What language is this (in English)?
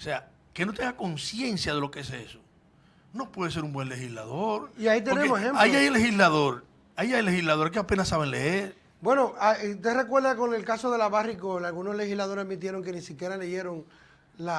Spanish